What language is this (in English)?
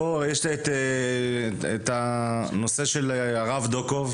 Hebrew